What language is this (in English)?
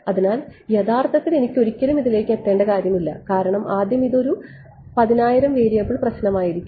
Malayalam